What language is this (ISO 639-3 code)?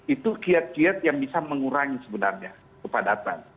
ind